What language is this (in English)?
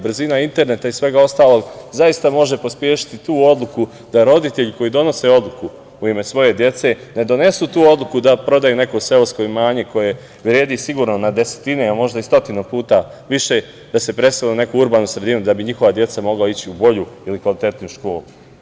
Serbian